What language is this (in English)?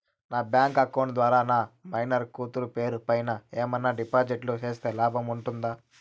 Telugu